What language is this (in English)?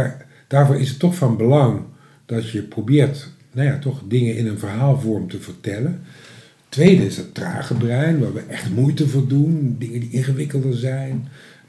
Dutch